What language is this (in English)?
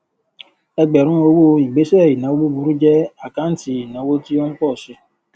Yoruba